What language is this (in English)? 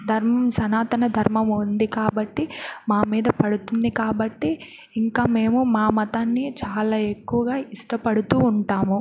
Telugu